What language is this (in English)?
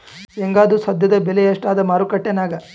Kannada